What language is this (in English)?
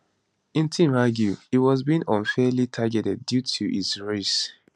Nigerian Pidgin